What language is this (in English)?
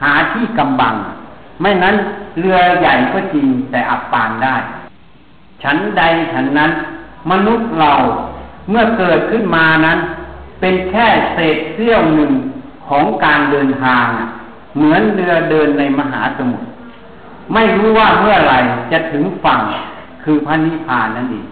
Thai